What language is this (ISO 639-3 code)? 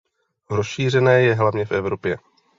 ces